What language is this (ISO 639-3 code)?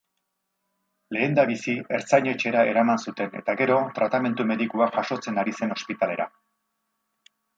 eus